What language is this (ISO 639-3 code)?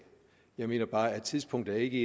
dan